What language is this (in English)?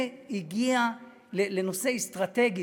Hebrew